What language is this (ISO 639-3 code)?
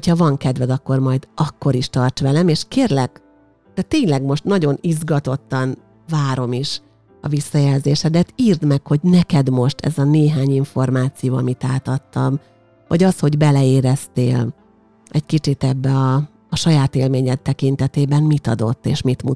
hun